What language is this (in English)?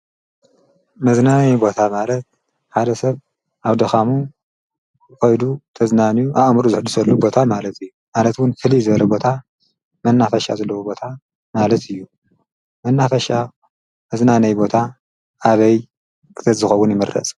Tigrinya